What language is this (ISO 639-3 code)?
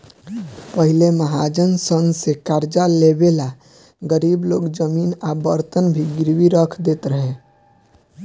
bho